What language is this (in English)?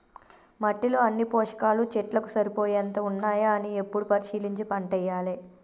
Telugu